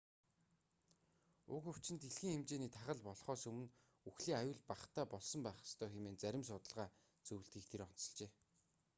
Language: Mongolian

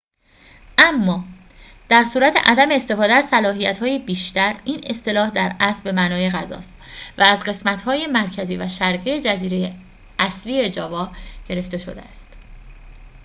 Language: Persian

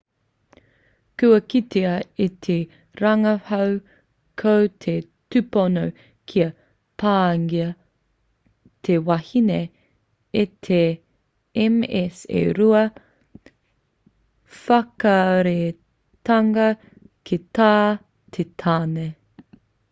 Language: Māori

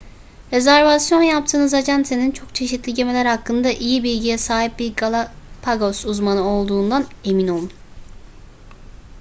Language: Turkish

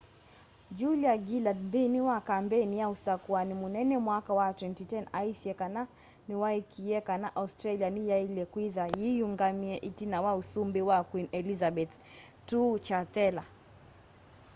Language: Kamba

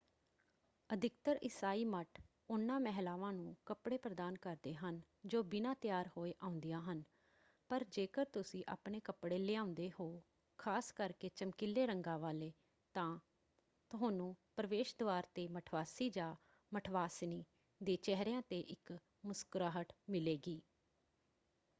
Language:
Punjabi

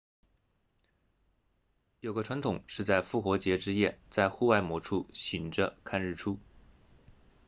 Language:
Chinese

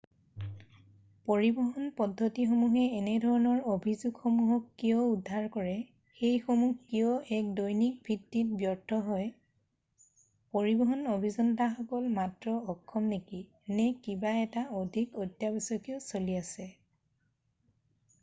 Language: Assamese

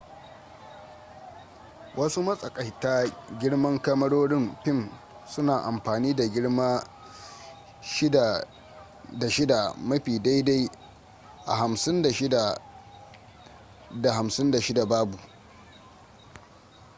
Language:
Hausa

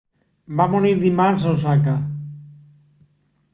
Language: Catalan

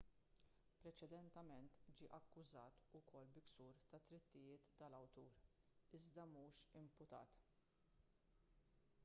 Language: Maltese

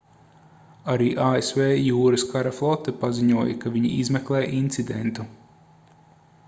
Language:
Latvian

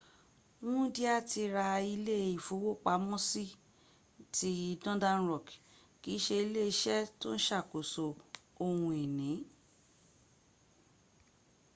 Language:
Yoruba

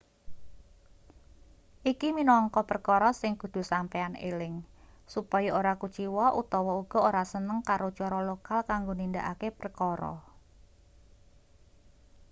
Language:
Javanese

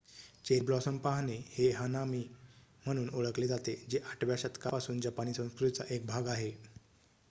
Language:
Marathi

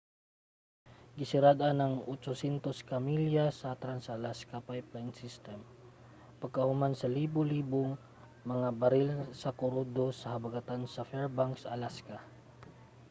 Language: Cebuano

